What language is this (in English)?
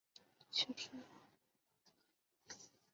Chinese